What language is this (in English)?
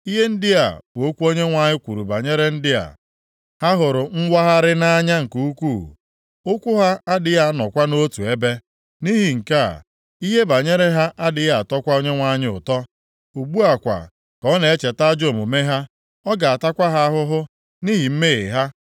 Igbo